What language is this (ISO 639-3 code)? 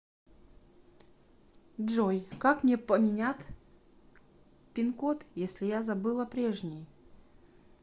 rus